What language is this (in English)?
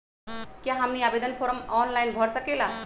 Magahi